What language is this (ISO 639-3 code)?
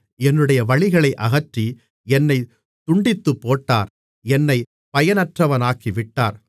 tam